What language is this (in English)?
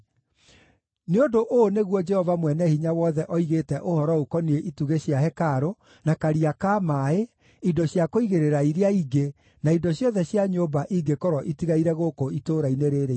Kikuyu